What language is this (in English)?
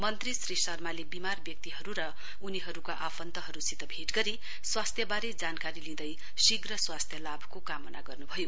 Nepali